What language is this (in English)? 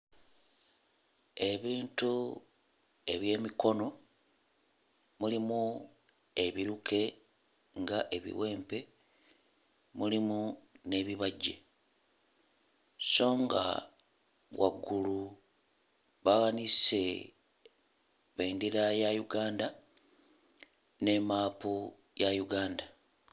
Ganda